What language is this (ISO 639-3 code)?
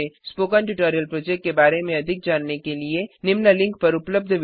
hin